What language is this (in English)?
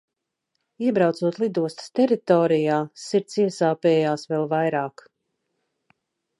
Latvian